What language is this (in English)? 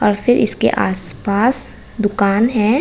Hindi